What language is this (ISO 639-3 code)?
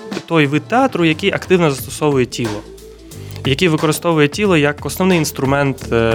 ukr